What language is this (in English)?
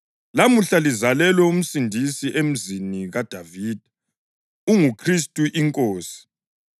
North Ndebele